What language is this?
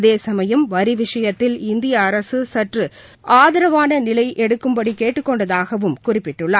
Tamil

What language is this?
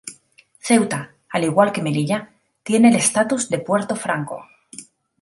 Spanish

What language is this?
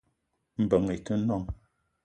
Eton (Cameroon)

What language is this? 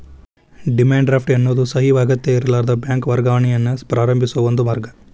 Kannada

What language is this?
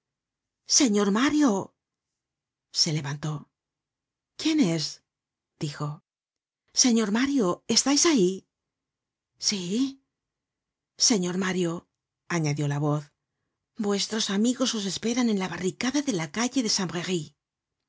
Spanish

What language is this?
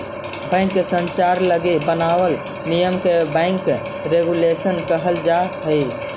Magahi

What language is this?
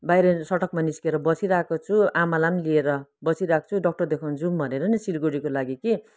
Nepali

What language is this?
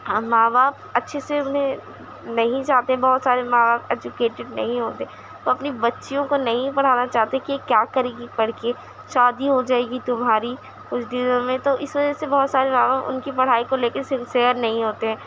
Urdu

